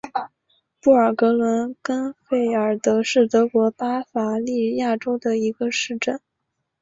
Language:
Chinese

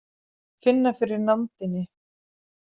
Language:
Icelandic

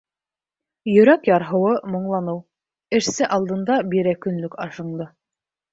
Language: Bashkir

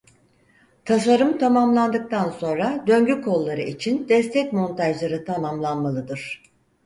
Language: Turkish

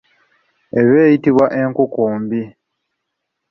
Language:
Ganda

